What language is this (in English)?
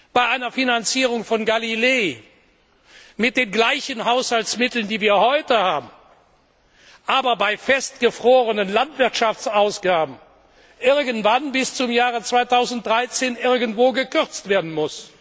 German